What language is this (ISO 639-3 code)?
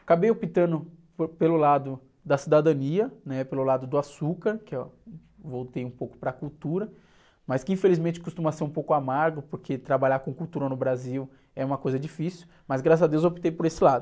por